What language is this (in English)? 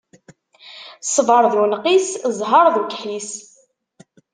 Kabyle